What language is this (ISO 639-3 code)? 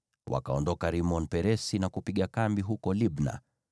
swa